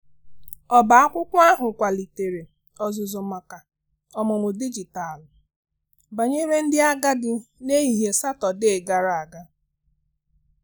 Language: Igbo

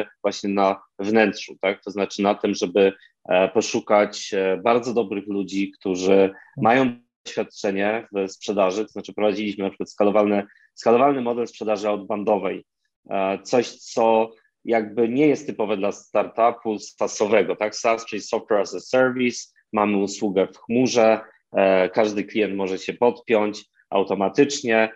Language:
Polish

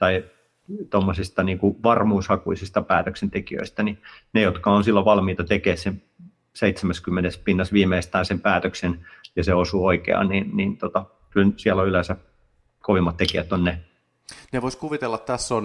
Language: Finnish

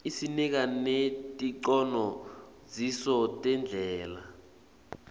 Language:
Swati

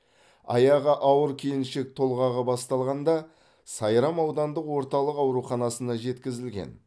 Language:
Kazakh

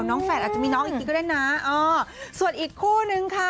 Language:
Thai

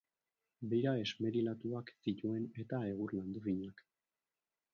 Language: Basque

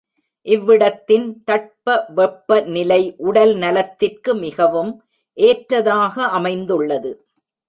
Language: Tamil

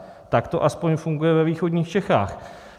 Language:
Czech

